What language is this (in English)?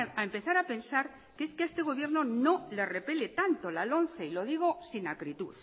Spanish